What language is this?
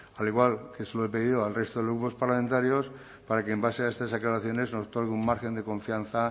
Spanish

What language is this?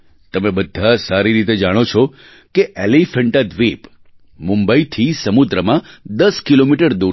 Gujarati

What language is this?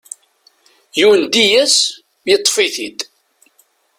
Kabyle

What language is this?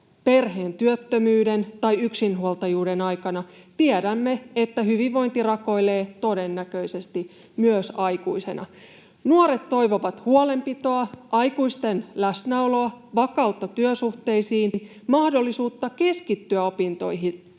Finnish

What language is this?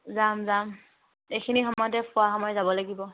Assamese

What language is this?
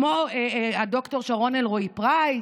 Hebrew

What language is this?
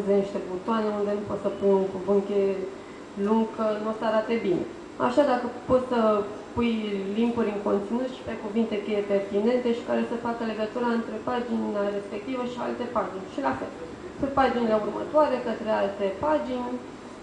Romanian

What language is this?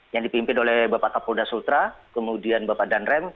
Indonesian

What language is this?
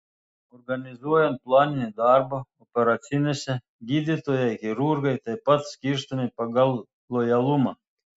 Lithuanian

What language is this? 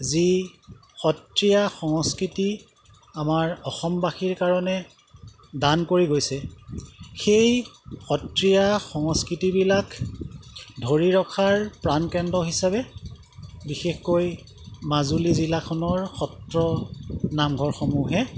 Assamese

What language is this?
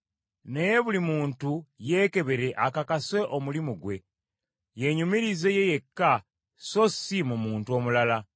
Ganda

